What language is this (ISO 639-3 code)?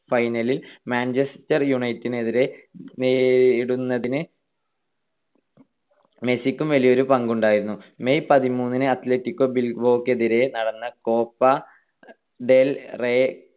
mal